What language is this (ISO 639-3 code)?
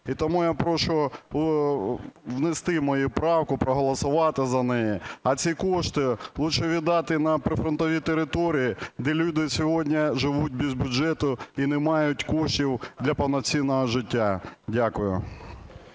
ukr